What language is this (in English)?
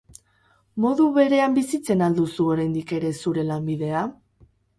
Basque